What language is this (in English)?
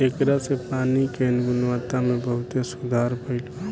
Bhojpuri